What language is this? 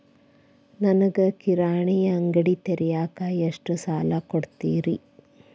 Kannada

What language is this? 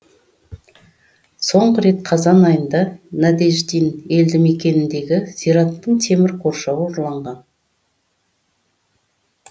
Kazakh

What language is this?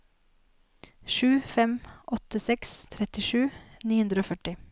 Norwegian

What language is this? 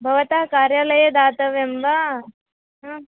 Sanskrit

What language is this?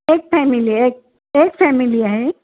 Marathi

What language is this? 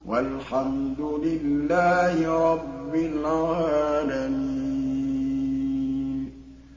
Arabic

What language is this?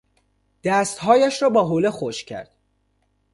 Persian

